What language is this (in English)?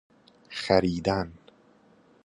Persian